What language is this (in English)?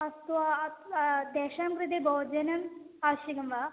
Sanskrit